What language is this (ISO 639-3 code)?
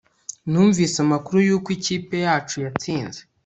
kin